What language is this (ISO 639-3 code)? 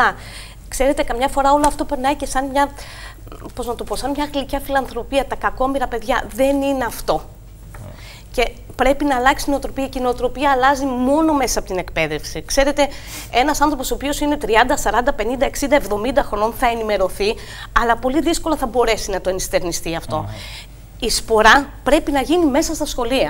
ell